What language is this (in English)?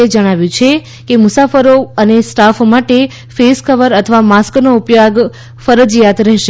Gujarati